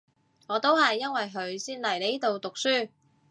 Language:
Cantonese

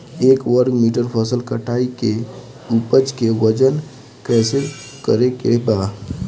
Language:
Bhojpuri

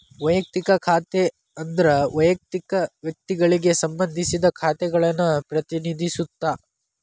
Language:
Kannada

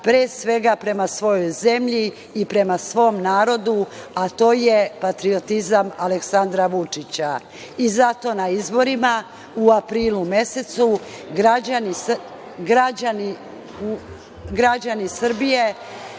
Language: Serbian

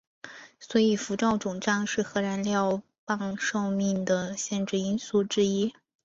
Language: Chinese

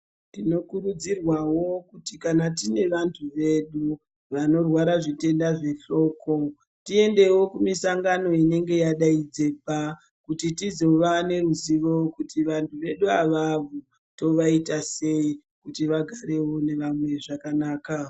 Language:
Ndau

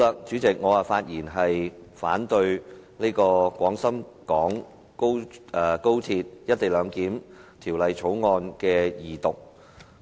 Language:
Cantonese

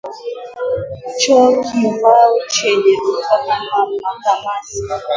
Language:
Swahili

